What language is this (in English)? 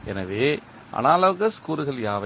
Tamil